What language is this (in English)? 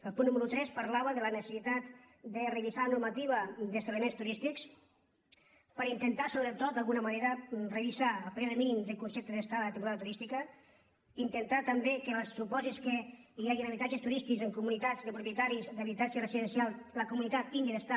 Catalan